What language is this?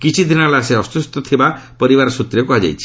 Odia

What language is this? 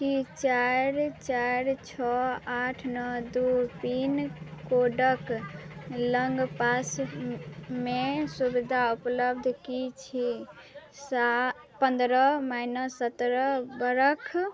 Maithili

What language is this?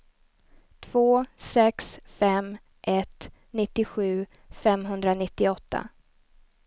Swedish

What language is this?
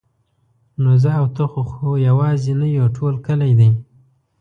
Pashto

